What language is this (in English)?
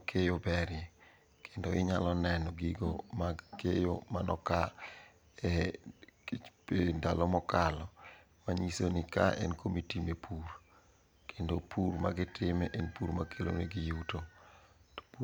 Luo (Kenya and Tanzania)